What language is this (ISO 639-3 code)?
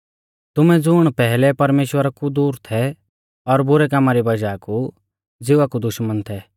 bfz